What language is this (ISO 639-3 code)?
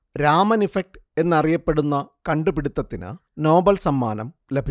mal